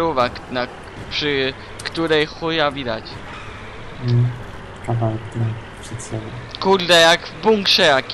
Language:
Polish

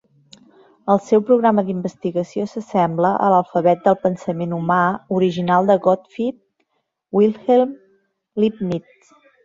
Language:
Catalan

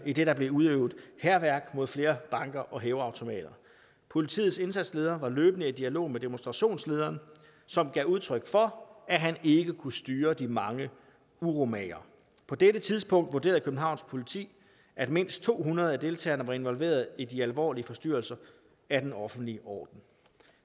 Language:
Danish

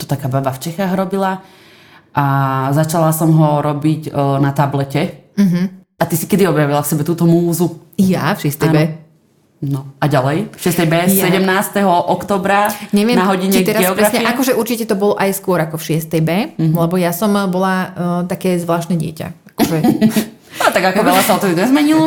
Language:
Slovak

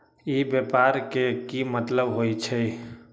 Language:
Magahi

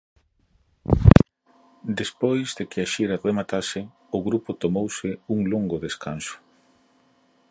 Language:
Galician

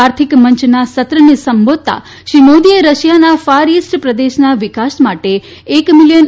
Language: Gujarati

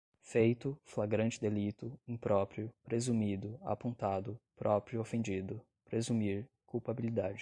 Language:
Portuguese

